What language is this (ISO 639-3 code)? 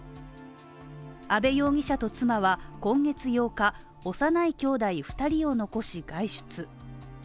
jpn